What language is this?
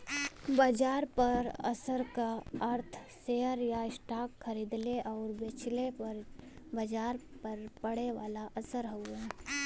Bhojpuri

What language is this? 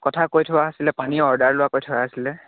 Assamese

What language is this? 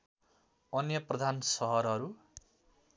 Nepali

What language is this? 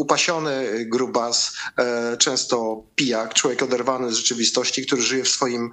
Polish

